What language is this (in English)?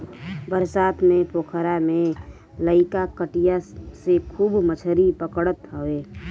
Bhojpuri